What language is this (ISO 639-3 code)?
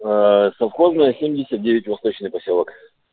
rus